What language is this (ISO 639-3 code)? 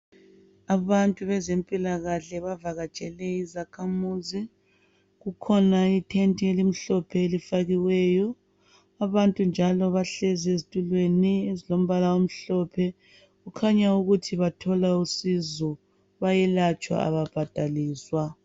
nde